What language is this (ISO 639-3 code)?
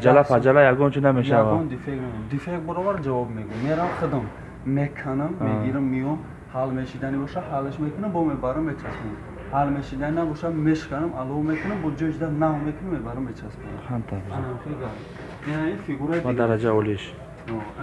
tur